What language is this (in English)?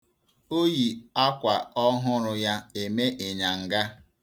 Igbo